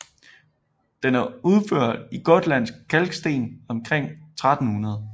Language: Danish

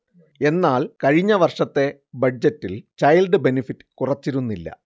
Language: Malayalam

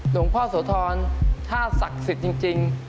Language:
Thai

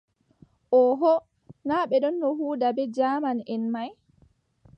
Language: Adamawa Fulfulde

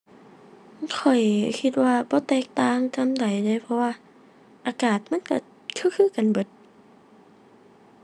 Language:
Thai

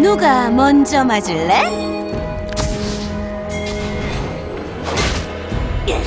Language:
Korean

